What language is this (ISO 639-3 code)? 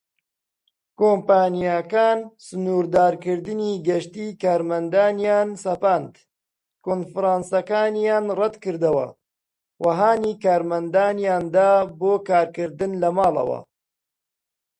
ckb